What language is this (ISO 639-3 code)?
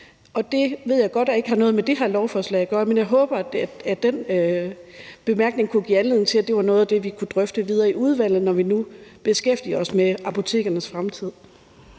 dan